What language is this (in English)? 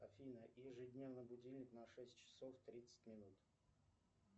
Russian